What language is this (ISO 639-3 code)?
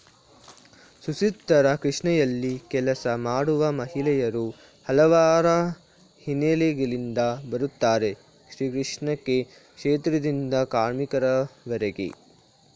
kan